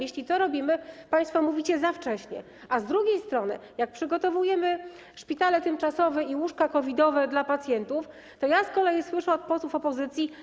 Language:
Polish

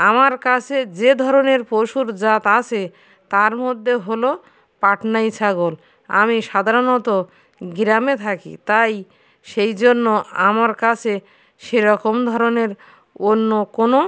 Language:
Bangla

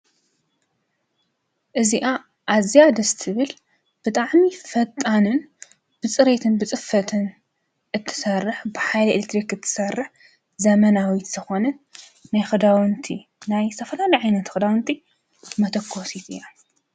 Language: Tigrinya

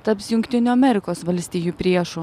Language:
Lithuanian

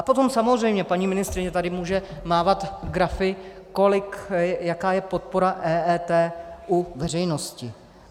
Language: Czech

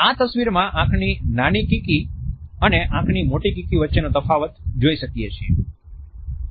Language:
Gujarati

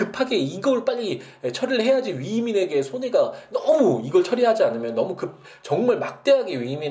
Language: Korean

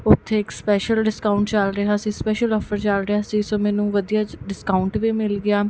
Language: Punjabi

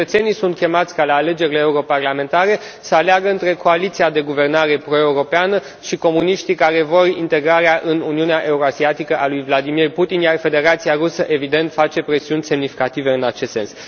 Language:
Romanian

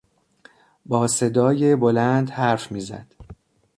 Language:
Persian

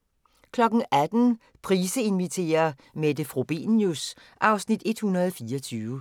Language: Danish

